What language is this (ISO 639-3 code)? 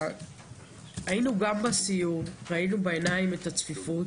heb